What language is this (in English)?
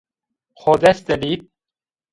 Zaza